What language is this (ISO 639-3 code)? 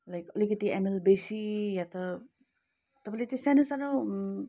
nep